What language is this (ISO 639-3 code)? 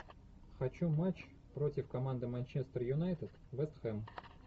rus